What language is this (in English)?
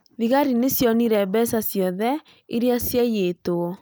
Kikuyu